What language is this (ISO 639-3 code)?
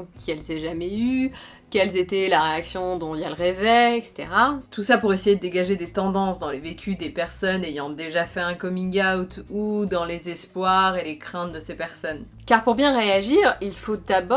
fra